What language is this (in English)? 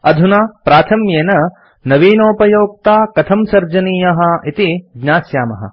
Sanskrit